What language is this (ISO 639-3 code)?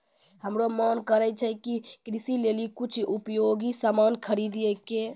mai